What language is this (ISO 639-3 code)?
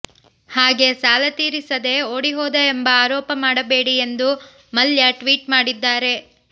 kan